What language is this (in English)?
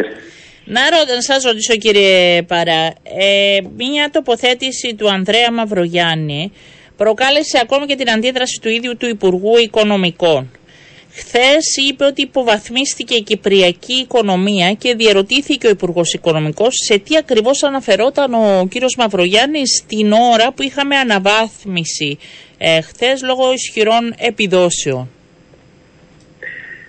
Greek